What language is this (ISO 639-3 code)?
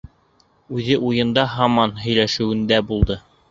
bak